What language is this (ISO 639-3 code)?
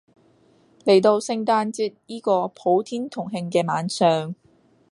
yue